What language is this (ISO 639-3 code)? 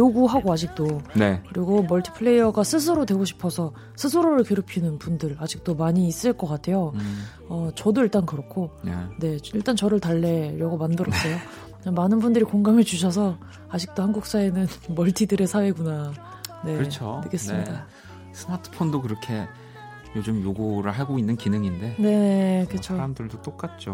kor